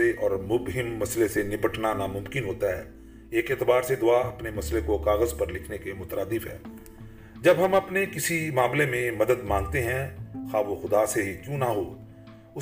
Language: Urdu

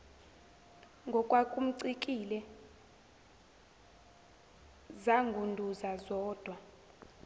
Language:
Zulu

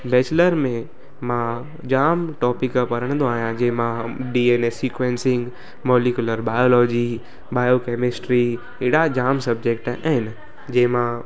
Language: Sindhi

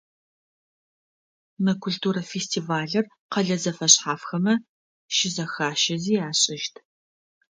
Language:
Adyghe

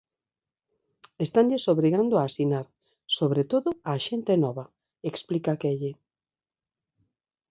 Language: Galician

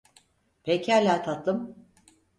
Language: Turkish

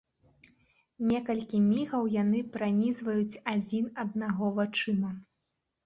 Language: Belarusian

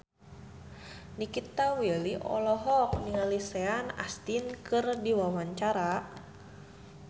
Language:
Sundanese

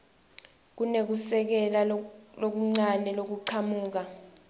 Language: Swati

